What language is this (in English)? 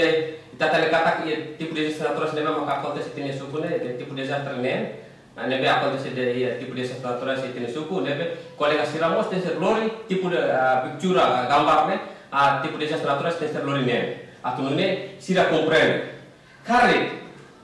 Indonesian